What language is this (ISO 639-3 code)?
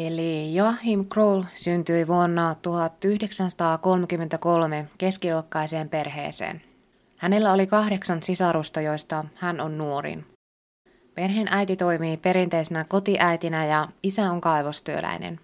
fin